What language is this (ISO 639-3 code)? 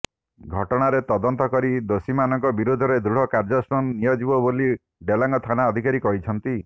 ori